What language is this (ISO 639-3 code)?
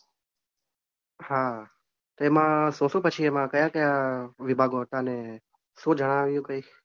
guj